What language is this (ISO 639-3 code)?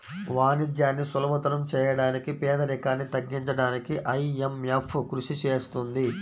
tel